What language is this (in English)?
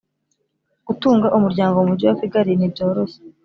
Kinyarwanda